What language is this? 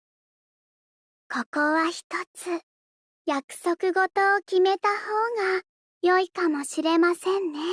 Japanese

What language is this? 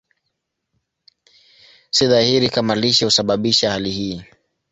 Swahili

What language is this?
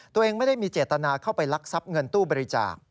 Thai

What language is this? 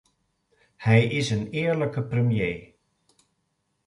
Dutch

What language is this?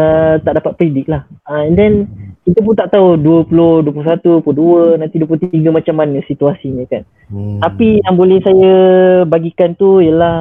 Malay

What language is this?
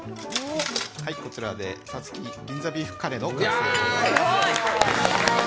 Japanese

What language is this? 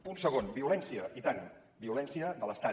Catalan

